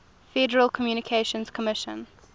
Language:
English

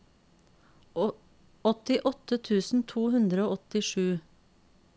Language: Norwegian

